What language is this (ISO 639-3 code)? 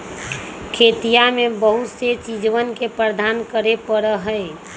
mag